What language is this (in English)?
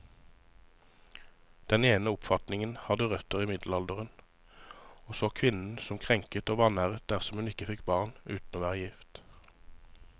Norwegian